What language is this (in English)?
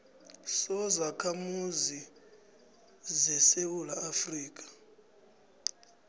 South Ndebele